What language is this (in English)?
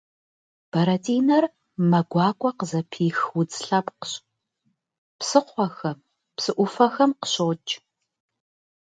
Kabardian